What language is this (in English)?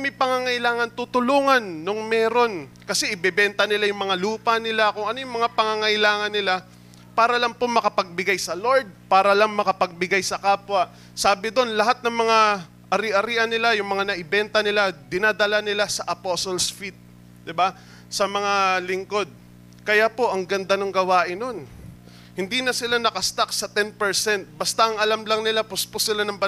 Filipino